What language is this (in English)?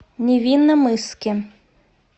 Russian